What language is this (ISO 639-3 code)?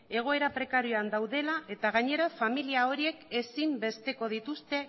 eus